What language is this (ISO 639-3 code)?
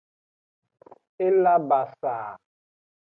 ajg